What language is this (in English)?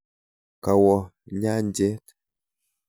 Kalenjin